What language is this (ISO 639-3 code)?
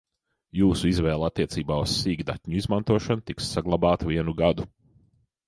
lav